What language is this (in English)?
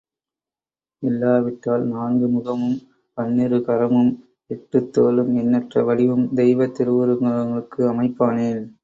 Tamil